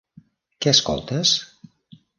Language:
Catalan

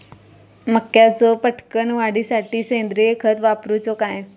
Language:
Marathi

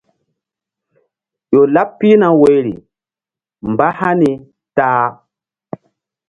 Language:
Mbum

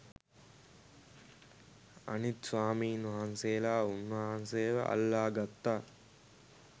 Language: Sinhala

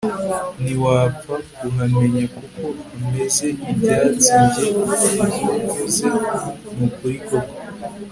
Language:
Kinyarwanda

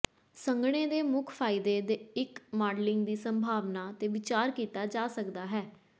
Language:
Punjabi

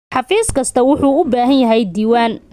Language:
Somali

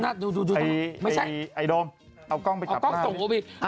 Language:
Thai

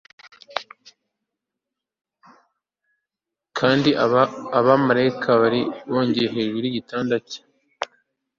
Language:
Kinyarwanda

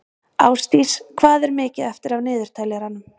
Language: Icelandic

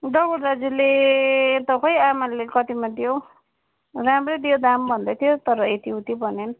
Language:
Nepali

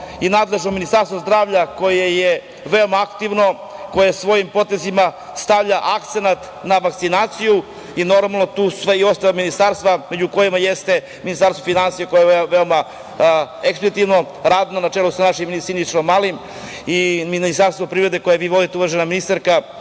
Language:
Serbian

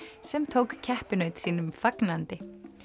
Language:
Icelandic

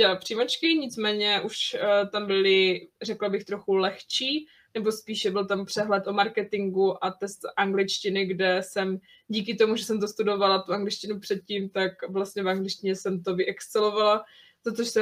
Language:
Czech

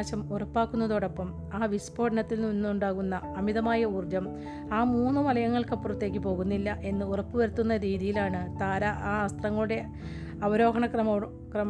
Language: Malayalam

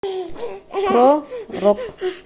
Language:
Russian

